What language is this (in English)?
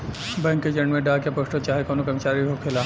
Bhojpuri